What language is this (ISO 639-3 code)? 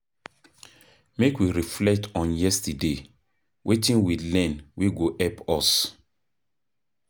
pcm